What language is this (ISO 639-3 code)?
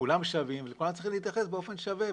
heb